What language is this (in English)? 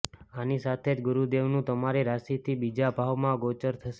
Gujarati